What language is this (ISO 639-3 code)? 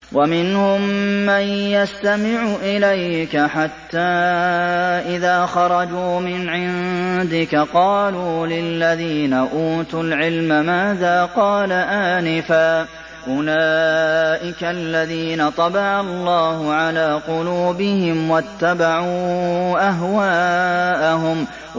ara